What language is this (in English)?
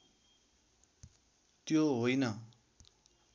Nepali